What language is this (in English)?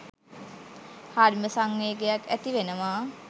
Sinhala